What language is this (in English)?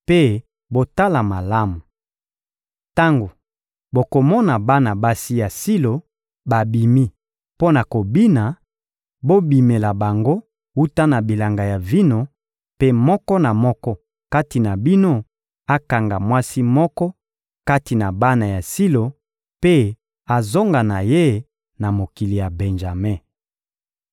Lingala